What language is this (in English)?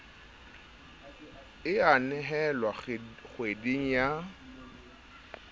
Southern Sotho